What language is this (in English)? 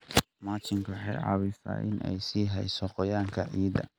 Somali